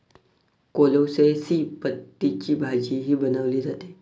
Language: Marathi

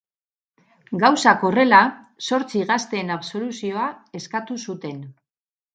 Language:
Basque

